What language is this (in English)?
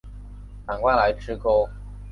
Chinese